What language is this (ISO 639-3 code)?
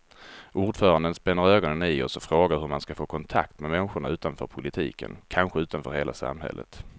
swe